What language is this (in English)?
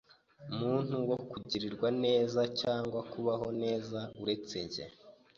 Kinyarwanda